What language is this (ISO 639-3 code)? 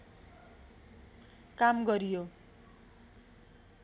nep